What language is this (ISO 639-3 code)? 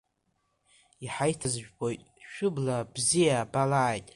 abk